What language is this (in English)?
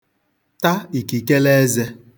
Igbo